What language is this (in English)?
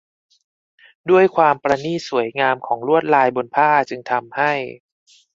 Thai